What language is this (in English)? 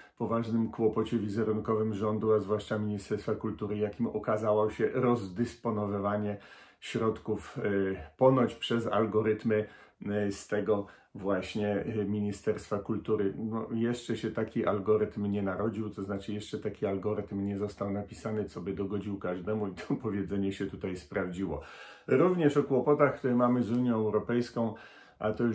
Polish